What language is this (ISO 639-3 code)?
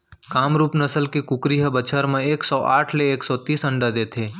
hne